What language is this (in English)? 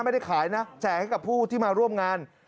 Thai